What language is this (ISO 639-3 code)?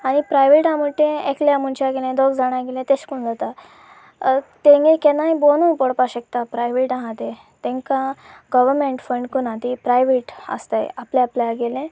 kok